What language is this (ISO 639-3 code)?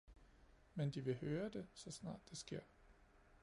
dan